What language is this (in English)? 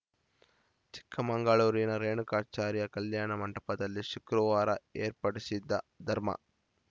Kannada